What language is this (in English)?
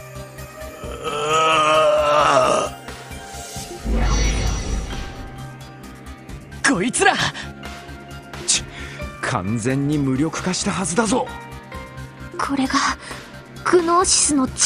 Japanese